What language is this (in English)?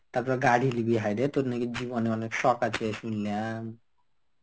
Bangla